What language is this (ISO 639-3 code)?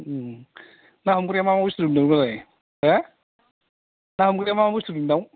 brx